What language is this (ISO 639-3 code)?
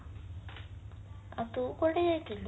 ori